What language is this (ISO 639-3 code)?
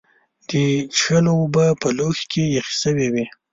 pus